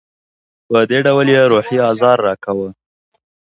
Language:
Pashto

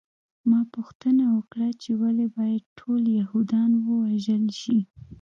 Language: Pashto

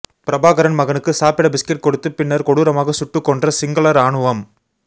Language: Tamil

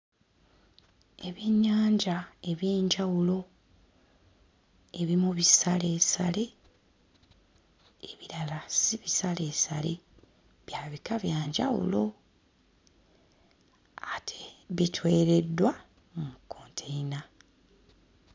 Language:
Ganda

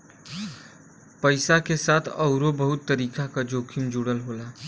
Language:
Bhojpuri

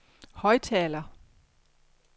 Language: Danish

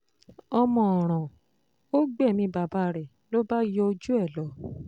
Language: Yoruba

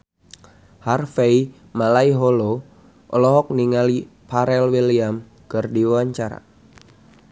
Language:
Sundanese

